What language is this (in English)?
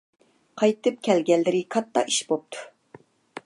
Uyghur